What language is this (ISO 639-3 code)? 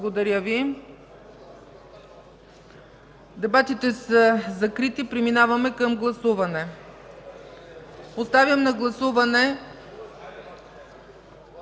bul